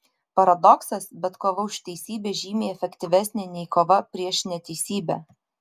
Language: Lithuanian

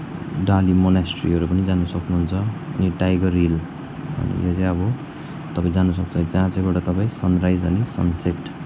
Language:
Nepali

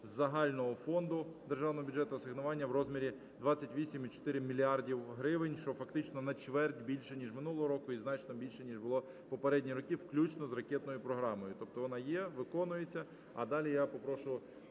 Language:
Ukrainian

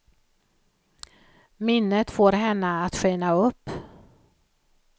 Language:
Swedish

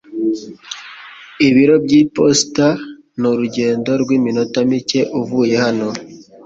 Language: Kinyarwanda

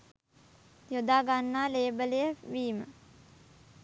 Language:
Sinhala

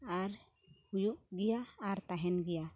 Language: Santali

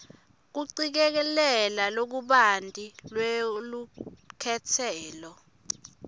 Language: Swati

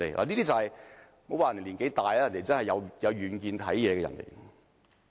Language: Cantonese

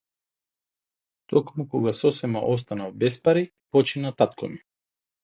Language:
Macedonian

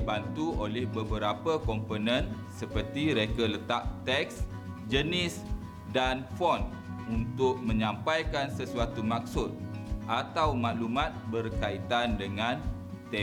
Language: Malay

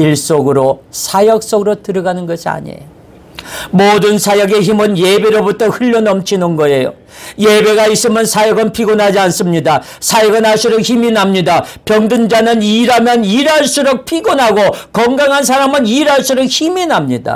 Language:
Korean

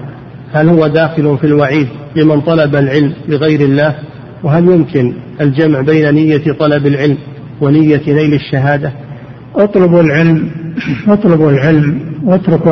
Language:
Arabic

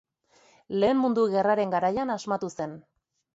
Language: Basque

